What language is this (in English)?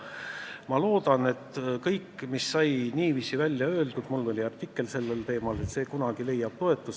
Estonian